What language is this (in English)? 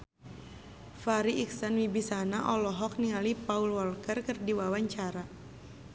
Sundanese